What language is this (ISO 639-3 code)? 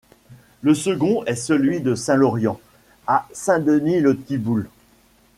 fra